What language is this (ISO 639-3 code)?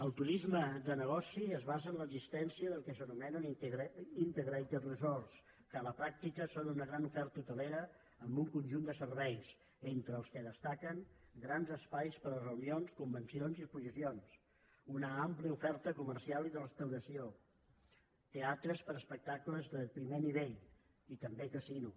cat